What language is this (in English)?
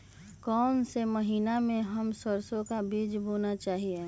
Magahi